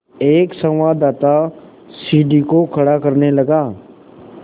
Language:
Hindi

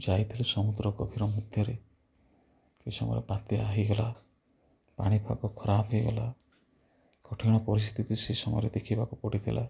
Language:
Odia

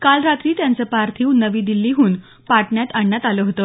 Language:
Marathi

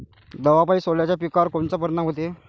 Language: Marathi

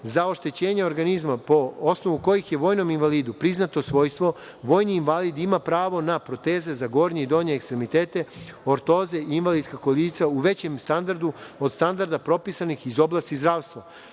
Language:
Serbian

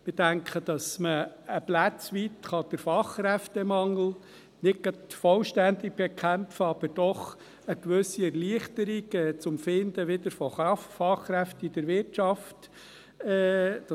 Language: Swiss German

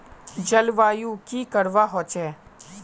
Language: Magahi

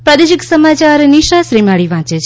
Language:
Gujarati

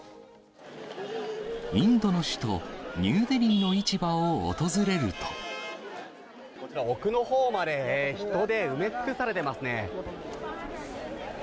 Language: Japanese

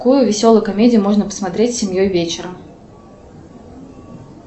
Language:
Russian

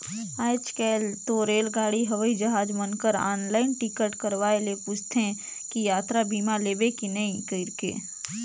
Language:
Chhattisgarhi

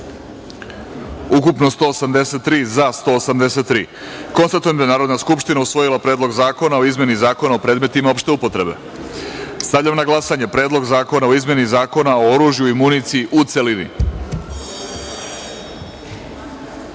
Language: Serbian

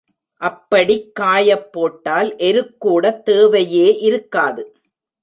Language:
Tamil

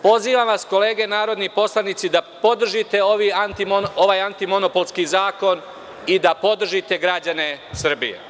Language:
Serbian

